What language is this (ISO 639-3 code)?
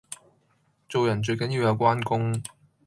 yue